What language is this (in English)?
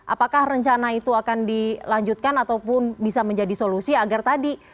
Indonesian